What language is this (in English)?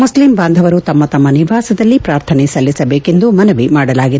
Kannada